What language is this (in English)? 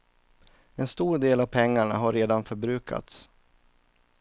Swedish